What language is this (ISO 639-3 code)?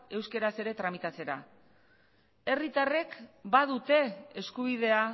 eus